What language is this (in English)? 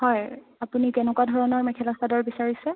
Assamese